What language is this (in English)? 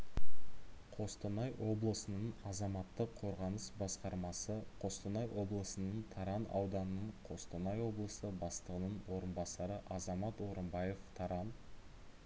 Kazakh